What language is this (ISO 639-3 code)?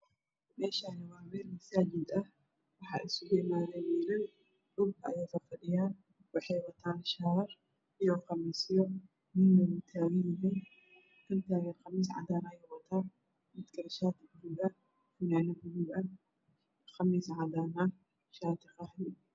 som